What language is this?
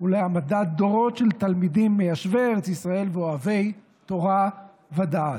Hebrew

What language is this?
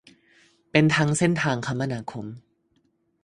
Thai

